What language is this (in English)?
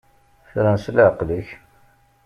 Kabyle